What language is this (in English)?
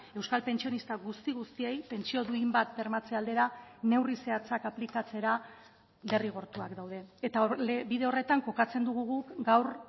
Basque